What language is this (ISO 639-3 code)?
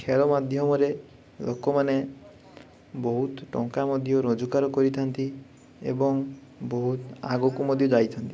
ori